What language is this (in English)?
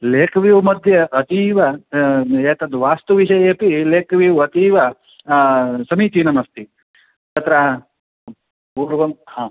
Sanskrit